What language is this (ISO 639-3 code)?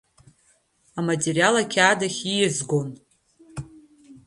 abk